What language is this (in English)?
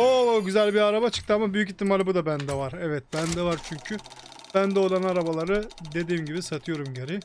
Turkish